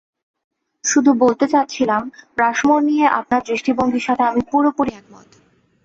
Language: Bangla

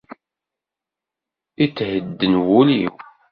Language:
Kabyle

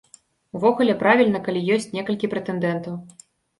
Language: Belarusian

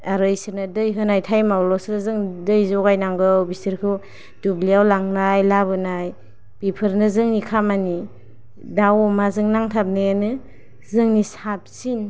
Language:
Bodo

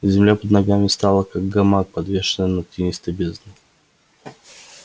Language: Russian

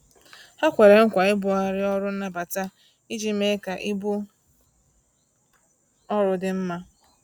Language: Igbo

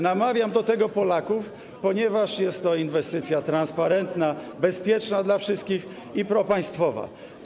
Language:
Polish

